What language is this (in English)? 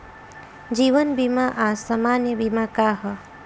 Bhojpuri